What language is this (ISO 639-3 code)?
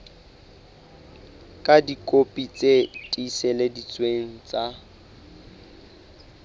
sot